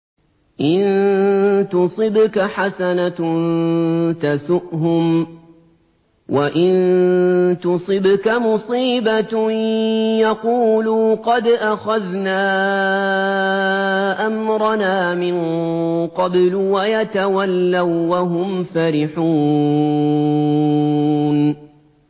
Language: Arabic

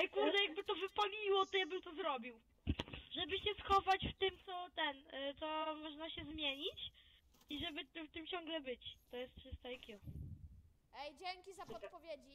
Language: Polish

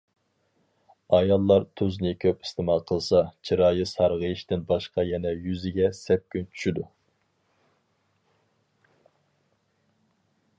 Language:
Uyghur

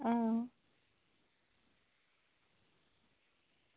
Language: Dogri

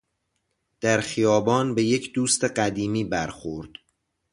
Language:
Persian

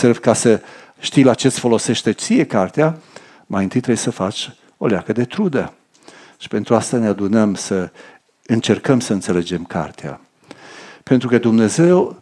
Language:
Romanian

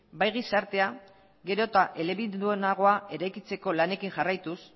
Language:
Basque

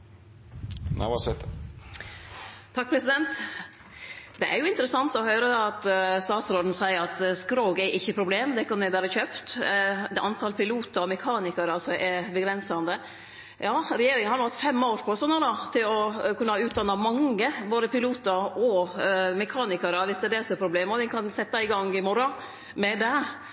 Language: Norwegian Nynorsk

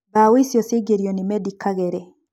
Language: Kikuyu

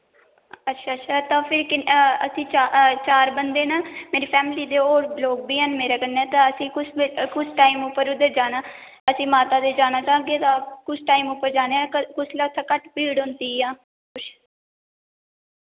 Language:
Dogri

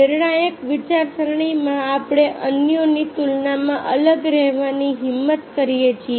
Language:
Gujarati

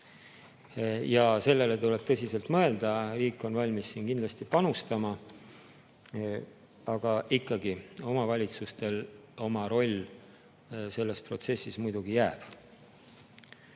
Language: Estonian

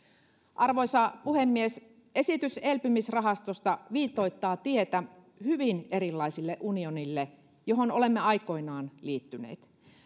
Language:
Finnish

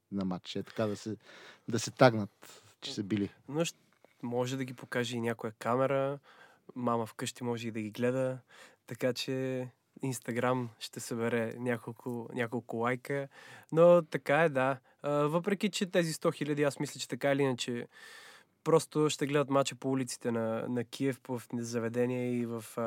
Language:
Bulgarian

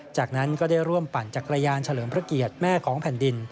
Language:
Thai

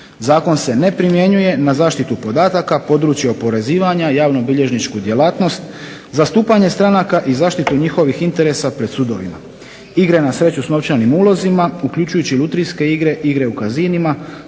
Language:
Croatian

